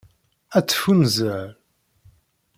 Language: Kabyle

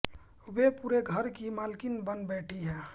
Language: Hindi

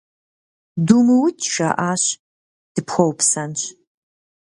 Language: Kabardian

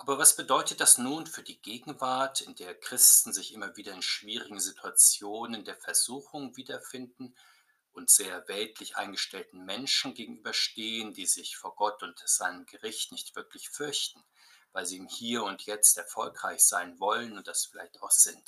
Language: German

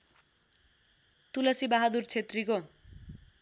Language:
Nepali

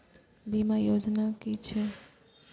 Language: Maithili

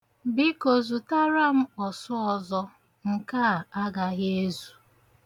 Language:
Igbo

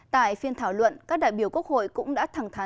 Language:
Vietnamese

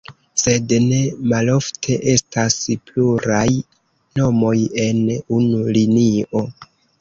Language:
Esperanto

